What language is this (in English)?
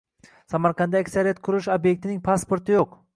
Uzbek